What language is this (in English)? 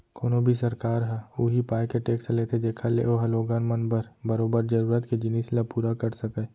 Chhattisgarhi